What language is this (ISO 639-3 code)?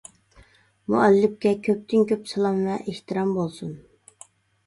uig